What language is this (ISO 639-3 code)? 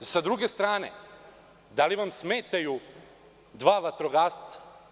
srp